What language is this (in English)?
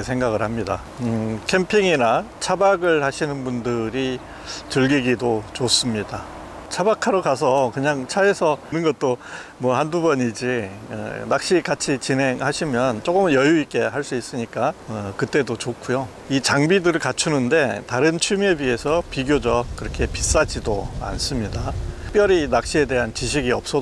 Korean